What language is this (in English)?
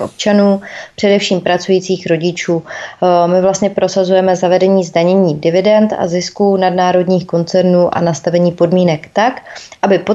Czech